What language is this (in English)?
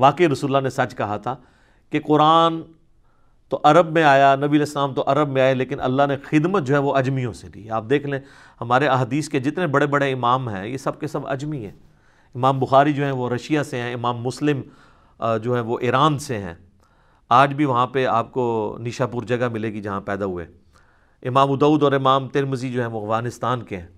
Urdu